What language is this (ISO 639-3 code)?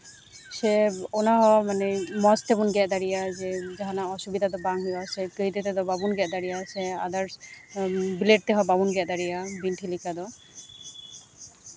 sat